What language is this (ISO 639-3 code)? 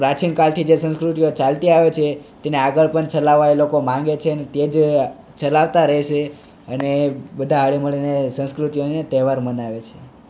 guj